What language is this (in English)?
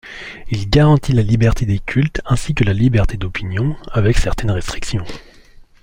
French